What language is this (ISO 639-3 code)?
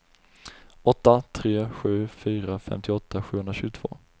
swe